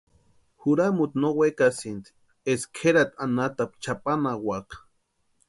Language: Western Highland Purepecha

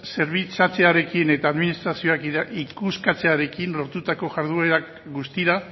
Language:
Basque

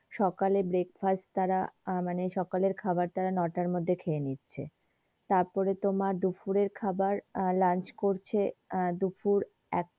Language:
Bangla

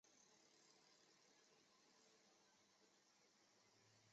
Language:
Chinese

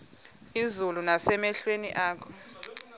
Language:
Xhosa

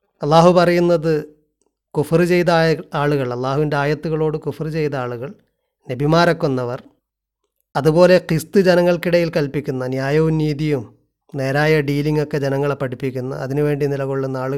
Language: Malayalam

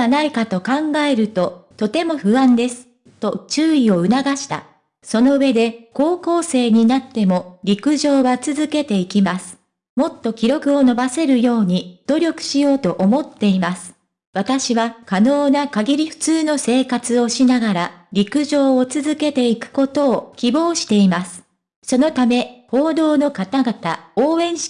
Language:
Japanese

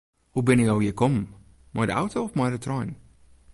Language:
Western Frisian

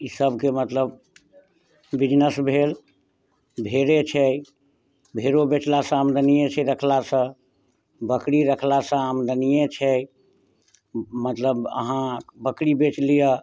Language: Maithili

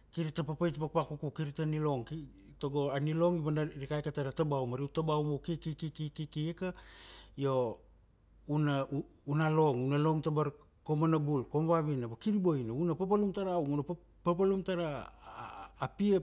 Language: Kuanua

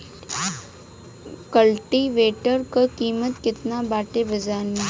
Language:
Bhojpuri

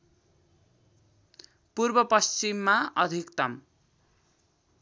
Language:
Nepali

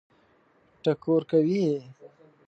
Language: Pashto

